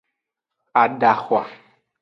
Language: Aja (Benin)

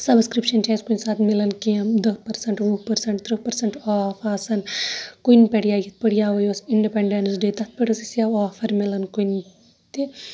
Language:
Kashmiri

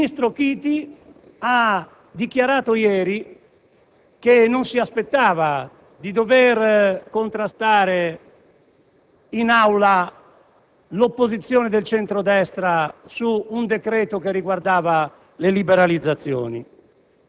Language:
Italian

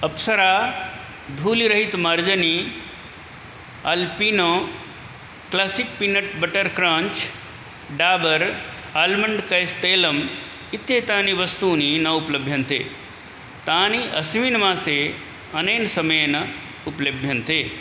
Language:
Sanskrit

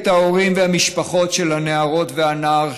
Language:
Hebrew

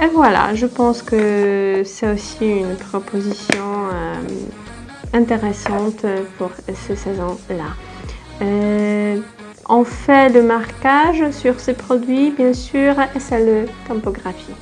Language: French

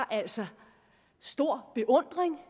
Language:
Danish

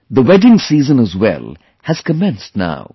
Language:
English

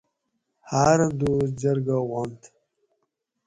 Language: Gawri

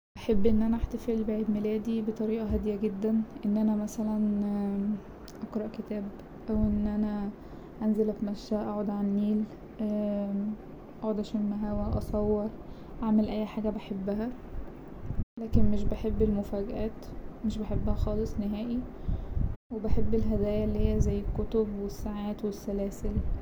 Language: Egyptian Arabic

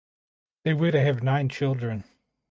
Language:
English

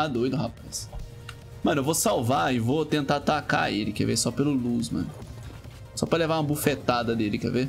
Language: Portuguese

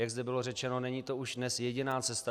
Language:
Czech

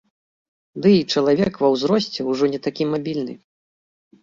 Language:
Belarusian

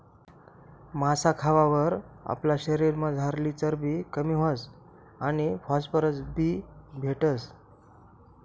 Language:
Marathi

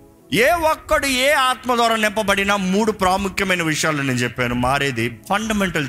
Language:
Telugu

